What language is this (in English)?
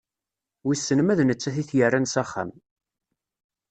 Kabyle